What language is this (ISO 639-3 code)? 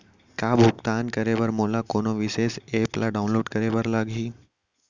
hne